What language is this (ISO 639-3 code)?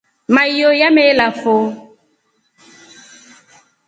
rof